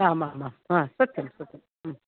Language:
Sanskrit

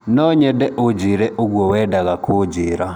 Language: Kikuyu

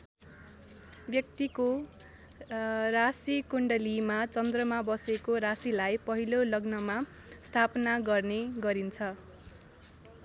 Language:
Nepali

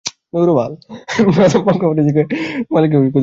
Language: Bangla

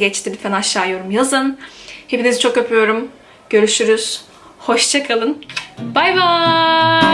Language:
Turkish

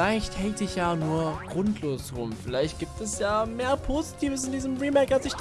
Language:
German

